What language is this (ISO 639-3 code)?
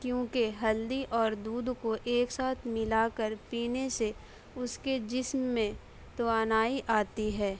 urd